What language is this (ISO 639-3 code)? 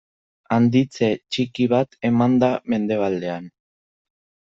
eus